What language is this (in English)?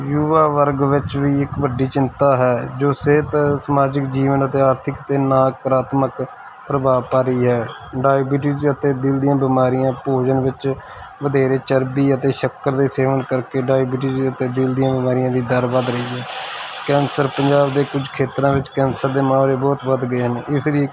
Punjabi